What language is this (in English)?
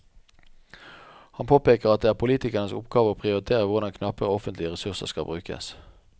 Norwegian